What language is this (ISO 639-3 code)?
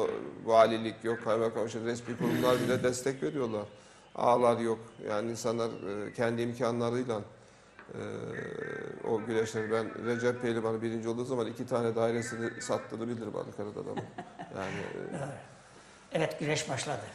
tur